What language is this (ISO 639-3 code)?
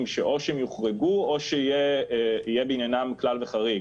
heb